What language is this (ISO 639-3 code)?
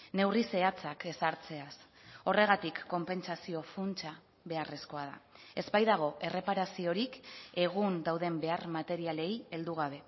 eus